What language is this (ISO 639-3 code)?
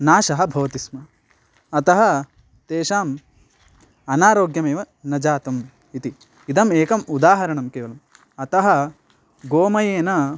san